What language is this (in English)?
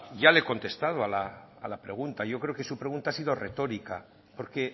Spanish